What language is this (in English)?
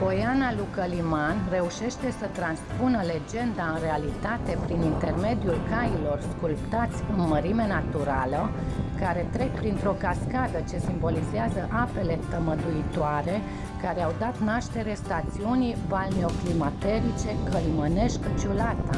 Romanian